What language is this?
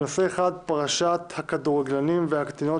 Hebrew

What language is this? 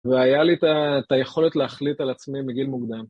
Hebrew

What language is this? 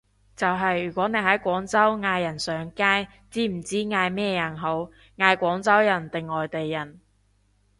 Cantonese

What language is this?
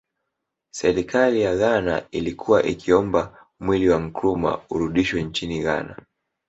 Swahili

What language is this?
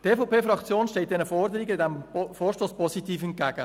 Swiss German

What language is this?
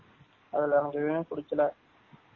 Tamil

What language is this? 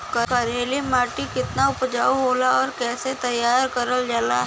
Bhojpuri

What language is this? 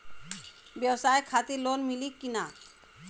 Bhojpuri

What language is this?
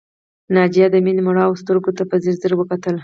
Pashto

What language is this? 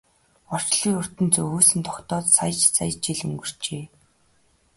Mongolian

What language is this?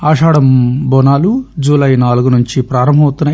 Telugu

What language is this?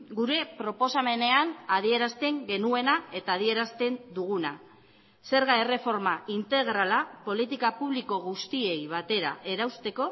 Basque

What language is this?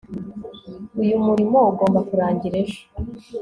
Kinyarwanda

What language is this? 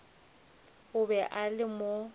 Northern Sotho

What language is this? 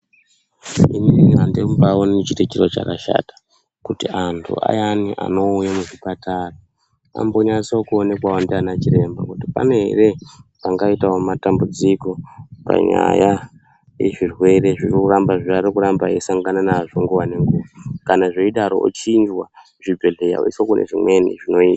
Ndau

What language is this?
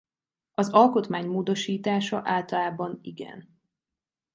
Hungarian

